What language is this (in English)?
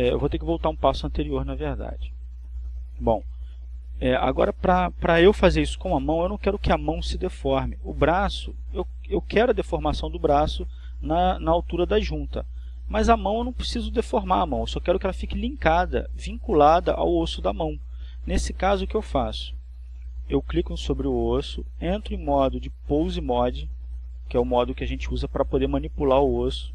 Portuguese